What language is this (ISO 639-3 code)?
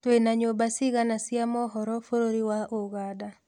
kik